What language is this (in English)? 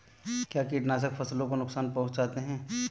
Hindi